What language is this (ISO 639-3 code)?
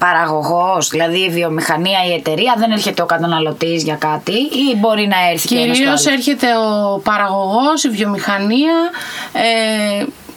ell